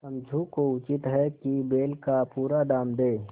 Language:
Hindi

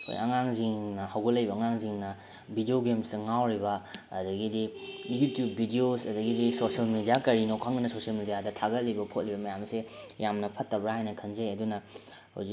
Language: Manipuri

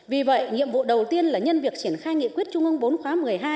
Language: Vietnamese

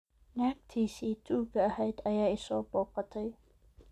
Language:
Somali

